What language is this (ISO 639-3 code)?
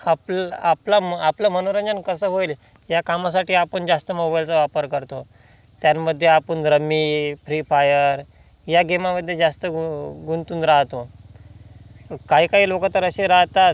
mar